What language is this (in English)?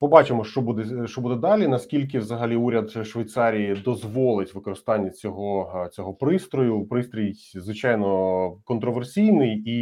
Ukrainian